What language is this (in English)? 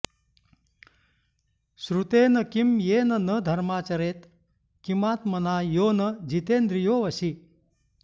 Sanskrit